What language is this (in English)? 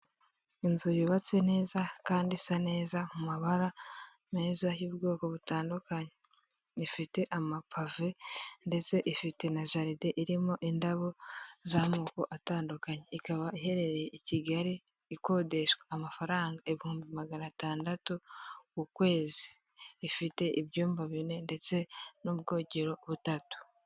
Kinyarwanda